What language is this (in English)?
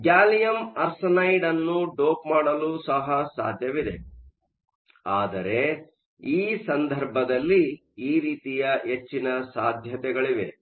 Kannada